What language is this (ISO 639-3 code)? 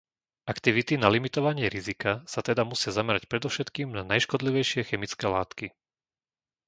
slk